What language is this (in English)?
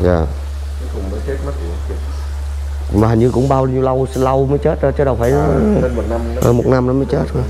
Vietnamese